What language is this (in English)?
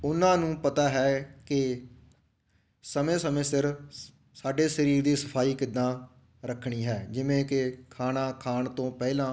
Punjabi